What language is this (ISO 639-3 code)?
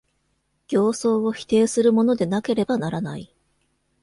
jpn